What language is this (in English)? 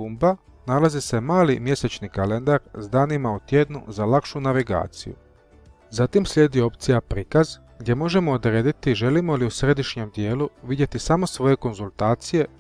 Croatian